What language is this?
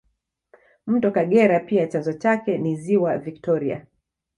Swahili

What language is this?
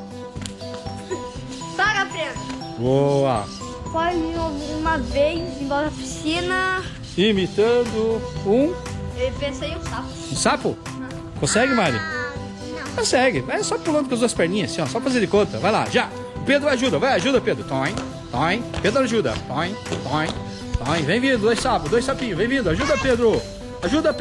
Portuguese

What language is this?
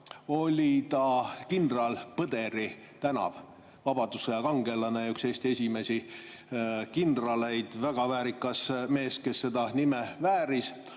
Estonian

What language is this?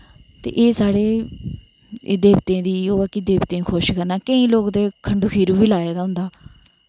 Dogri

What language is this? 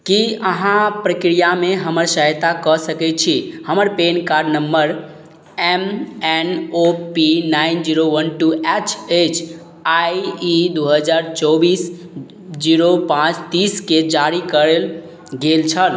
Maithili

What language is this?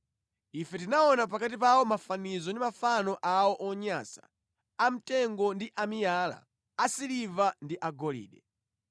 Nyanja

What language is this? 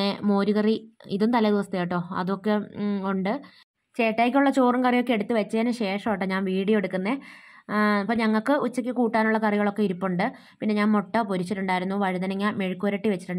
Malayalam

